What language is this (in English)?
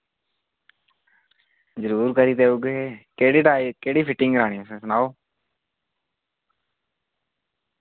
Dogri